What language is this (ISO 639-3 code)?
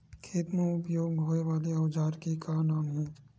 hne